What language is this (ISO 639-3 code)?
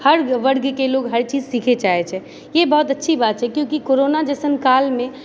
mai